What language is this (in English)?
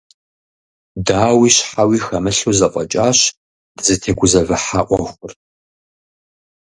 Kabardian